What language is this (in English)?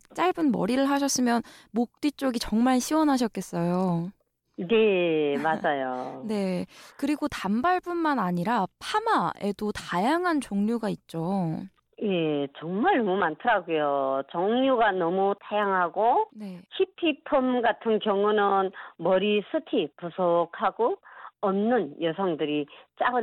Korean